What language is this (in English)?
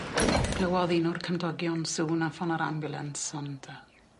Welsh